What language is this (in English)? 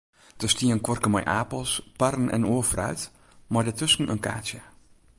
Western Frisian